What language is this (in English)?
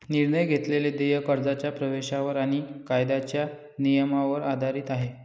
Marathi